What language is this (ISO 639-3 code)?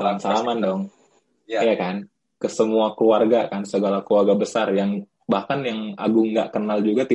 ind